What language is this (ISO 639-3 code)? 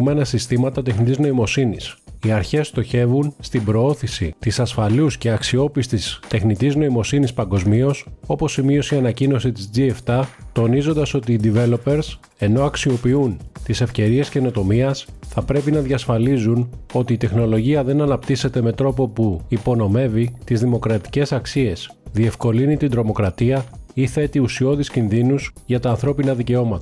ell